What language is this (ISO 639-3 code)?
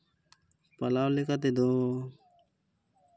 sat